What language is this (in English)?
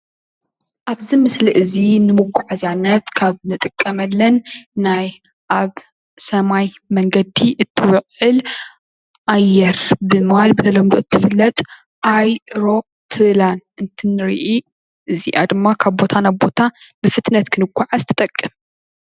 Tigrinya